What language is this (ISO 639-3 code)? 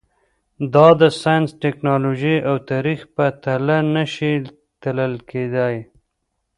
pus